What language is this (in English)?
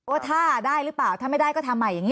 Thai